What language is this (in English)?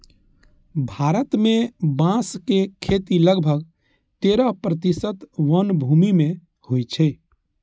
Maithili